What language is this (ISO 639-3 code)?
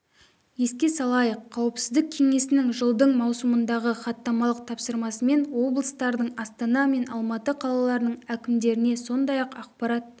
kaz